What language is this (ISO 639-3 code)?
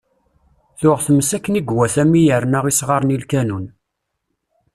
kab